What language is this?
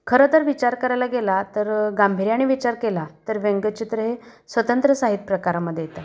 Marathi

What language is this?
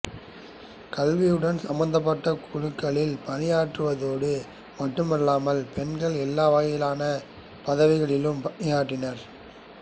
Tamil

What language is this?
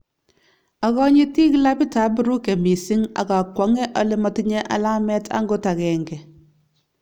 Kalenjin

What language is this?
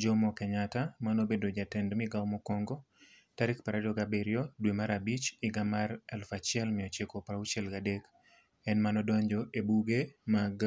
Luo (Kenya and Tanzania)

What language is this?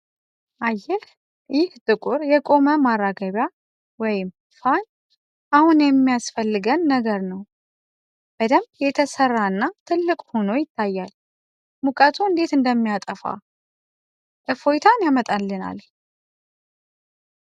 Amharic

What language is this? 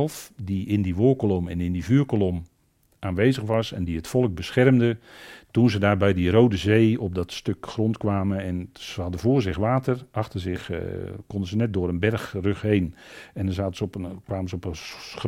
Dutch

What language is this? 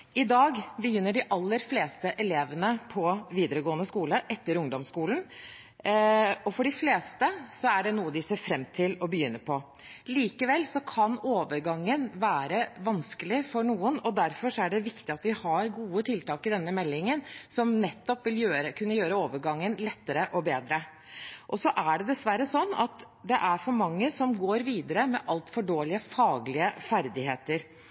Norwegian Bokmål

